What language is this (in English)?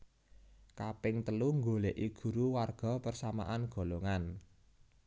Javanese